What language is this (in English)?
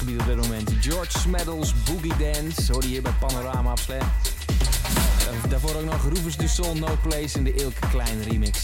Dutch